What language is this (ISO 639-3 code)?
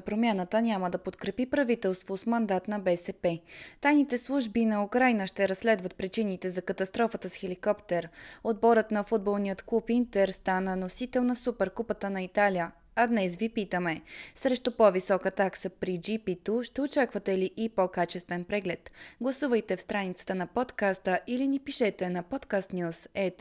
bul